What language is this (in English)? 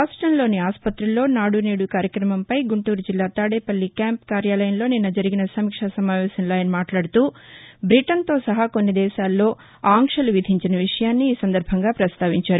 Telugu